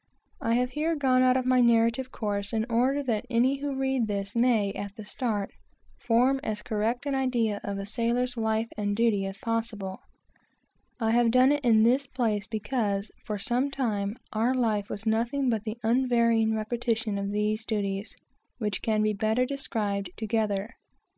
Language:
English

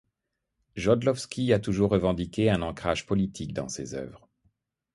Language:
French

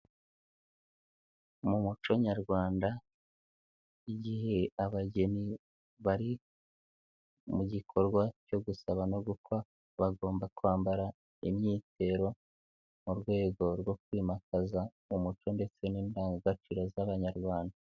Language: Kinyarwanda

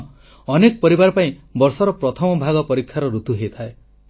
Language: Odia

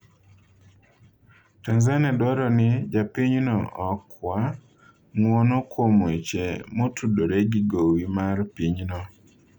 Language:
Luo (Kenya and Tanzania)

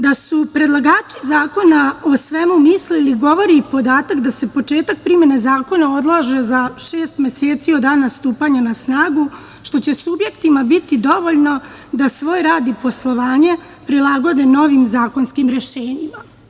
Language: Serbian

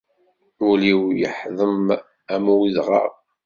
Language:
Kabyle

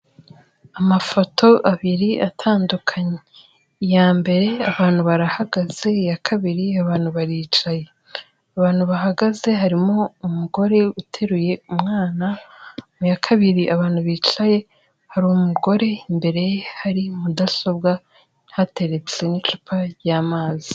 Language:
Kinyarwanda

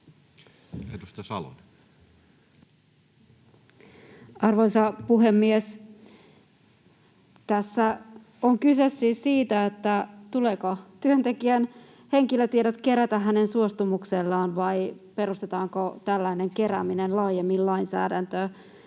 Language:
Finnish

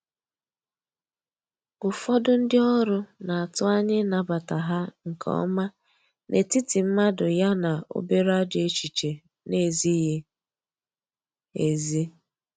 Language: Igbo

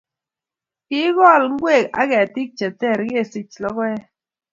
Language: Kalenjin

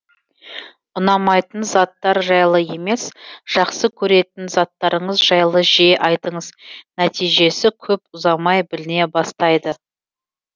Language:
Kazakh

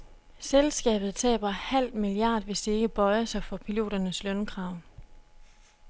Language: Danish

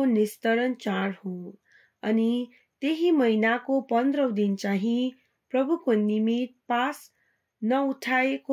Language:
Hindi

